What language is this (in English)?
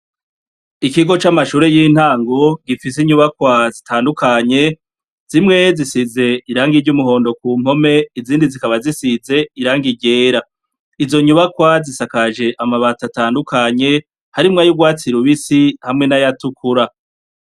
Rundi